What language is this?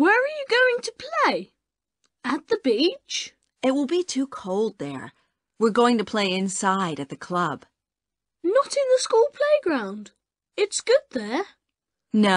English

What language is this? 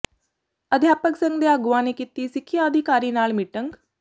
Punjabi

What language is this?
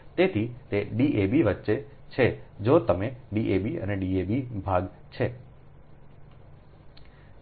Gujarati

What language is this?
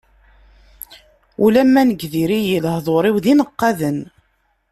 Kabyle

